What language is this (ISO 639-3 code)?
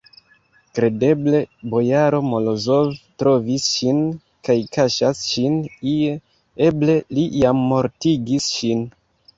epo